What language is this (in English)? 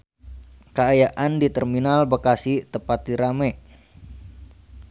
Sundanese